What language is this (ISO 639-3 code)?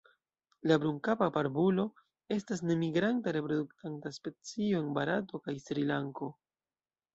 epo